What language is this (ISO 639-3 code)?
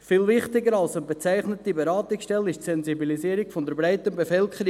gsw